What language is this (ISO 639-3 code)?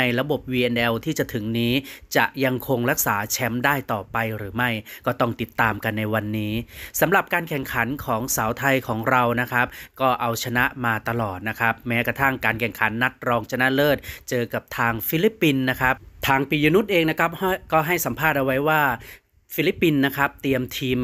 tha